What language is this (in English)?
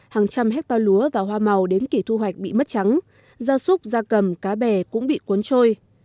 Vietnamese